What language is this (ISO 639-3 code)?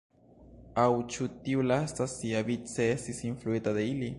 epo